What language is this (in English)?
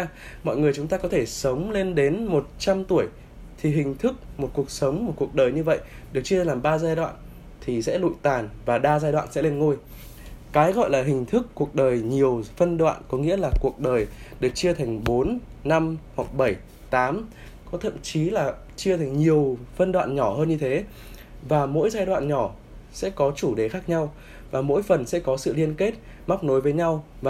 Vietnamese